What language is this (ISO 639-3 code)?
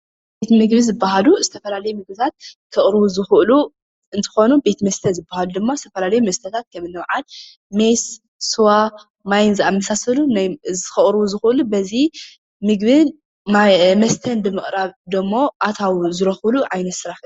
tir